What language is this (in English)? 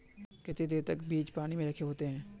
Magahi